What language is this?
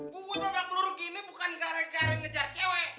Indonesian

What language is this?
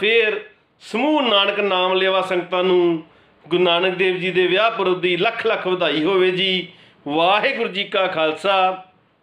Hindi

